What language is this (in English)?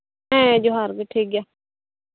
Santali